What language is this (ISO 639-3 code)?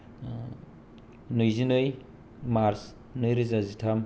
brx